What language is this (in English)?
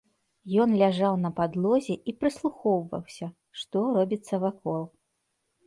Belarusian